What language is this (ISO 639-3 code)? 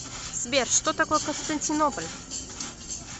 rus